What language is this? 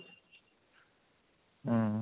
Odia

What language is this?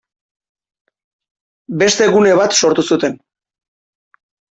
Basque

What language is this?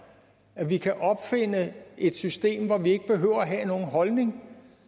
Danish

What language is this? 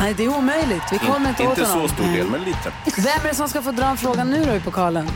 Swedish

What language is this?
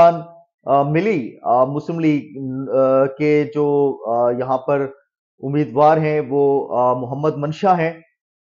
Hindi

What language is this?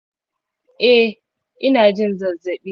Hausa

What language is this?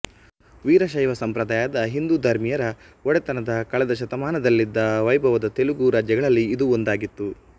Kannada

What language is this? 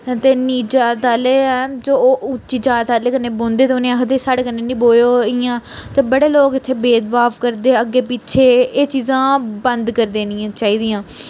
Dogri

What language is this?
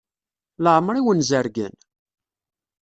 Kabyle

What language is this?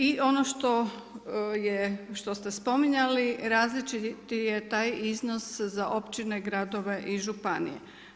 Croatian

